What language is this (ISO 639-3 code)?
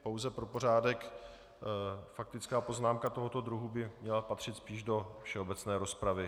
ces